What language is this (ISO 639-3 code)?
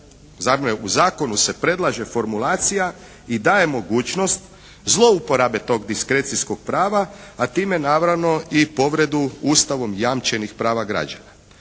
hrv